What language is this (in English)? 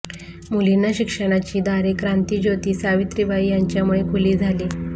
Marathi